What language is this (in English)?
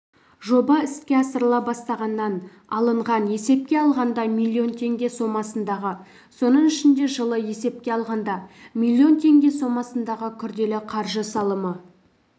Kazakh